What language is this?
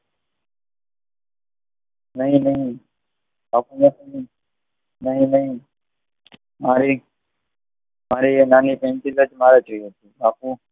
Gujarati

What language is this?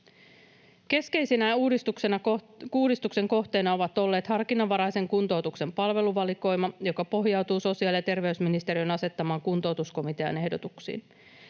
Finnish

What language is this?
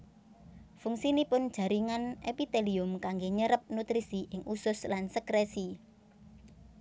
Javanese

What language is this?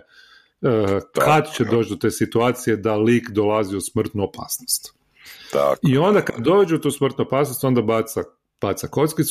Croatian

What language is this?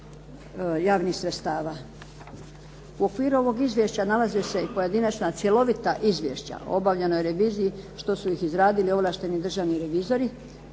Croatian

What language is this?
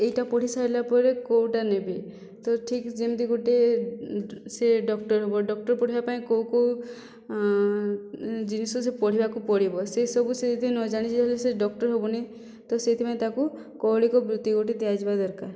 Odia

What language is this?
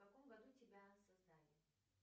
Russian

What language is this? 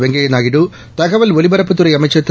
Tamil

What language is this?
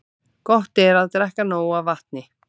Icelandic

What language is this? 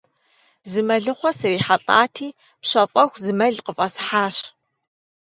Kabardian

